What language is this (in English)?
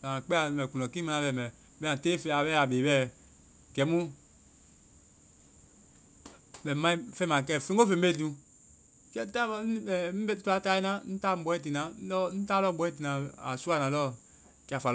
Vai